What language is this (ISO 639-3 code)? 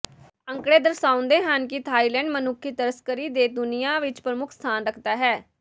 pan